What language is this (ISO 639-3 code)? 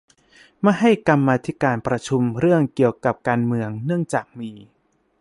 tha